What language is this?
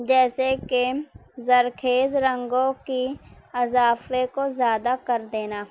Urdu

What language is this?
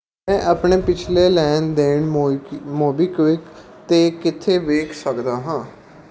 Punjabi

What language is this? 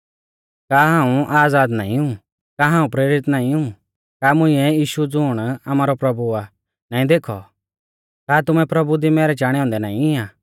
Mahasu Pahari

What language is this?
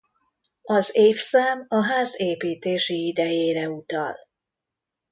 Hungarian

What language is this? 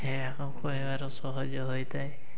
Odia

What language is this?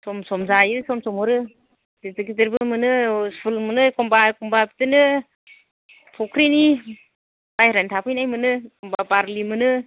Bodo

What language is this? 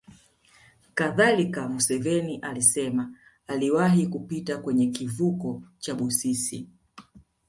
Swahili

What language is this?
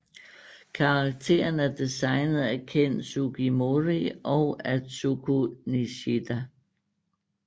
Danish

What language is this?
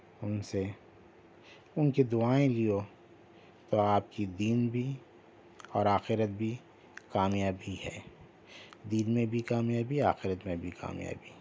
Urdu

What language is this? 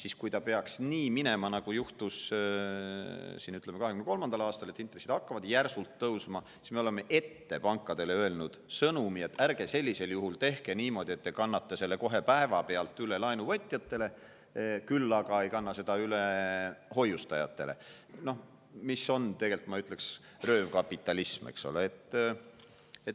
Estonian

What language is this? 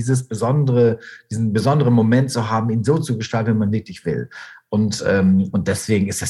German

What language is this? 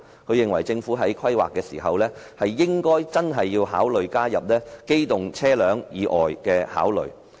Cantonese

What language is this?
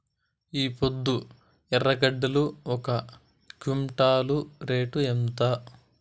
Telugu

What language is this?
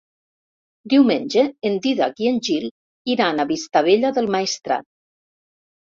Catalan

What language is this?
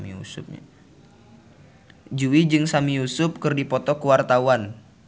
Sundanese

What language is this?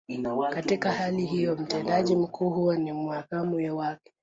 Swahili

